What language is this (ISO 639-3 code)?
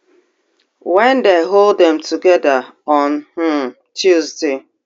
pcm